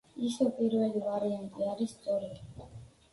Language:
Georgian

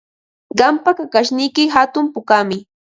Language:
Ambo-Pasco Quechua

